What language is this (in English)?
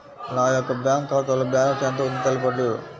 Telugu